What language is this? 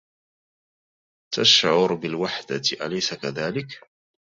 Arabic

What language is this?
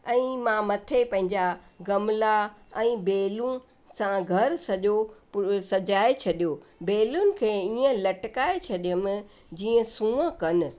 Sindhi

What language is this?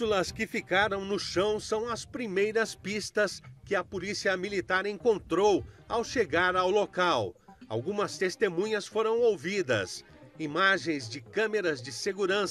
Portuguese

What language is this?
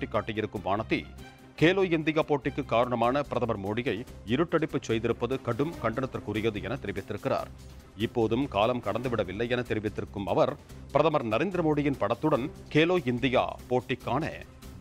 Polish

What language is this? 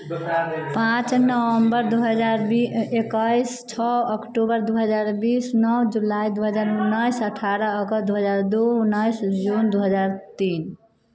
Maithili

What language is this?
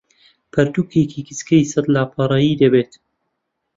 Central Kurdish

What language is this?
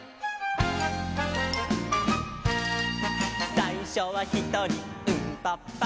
Japanese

